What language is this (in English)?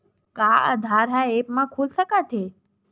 Chhattisgarhi